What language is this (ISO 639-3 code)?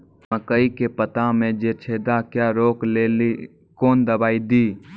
mai